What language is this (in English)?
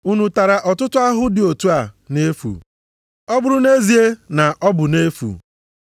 Igbo